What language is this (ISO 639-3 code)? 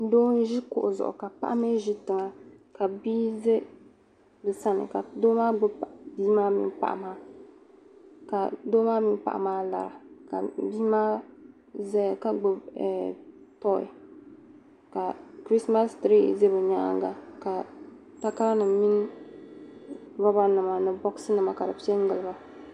dag